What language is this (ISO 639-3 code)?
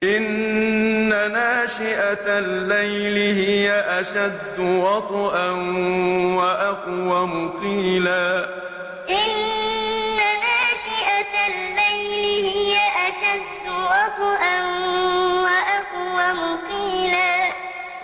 ara